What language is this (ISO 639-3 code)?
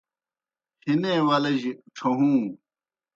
plk